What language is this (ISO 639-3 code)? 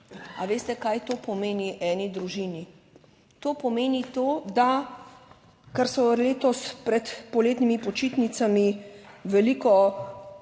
slv